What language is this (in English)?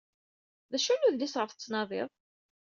Kabyle